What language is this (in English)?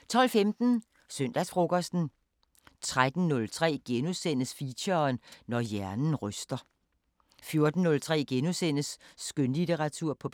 Danish